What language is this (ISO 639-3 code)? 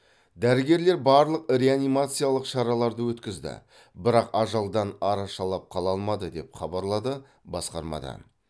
kaz